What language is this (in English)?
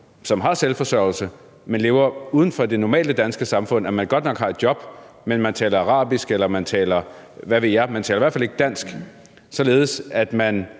Danish